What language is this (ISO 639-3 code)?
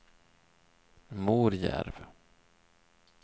swe